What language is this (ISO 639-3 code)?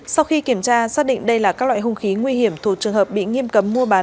vie